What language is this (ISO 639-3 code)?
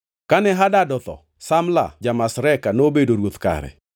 luo